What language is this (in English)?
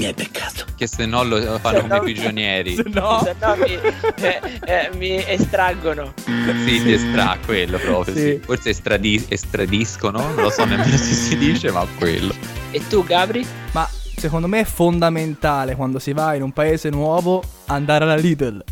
Italian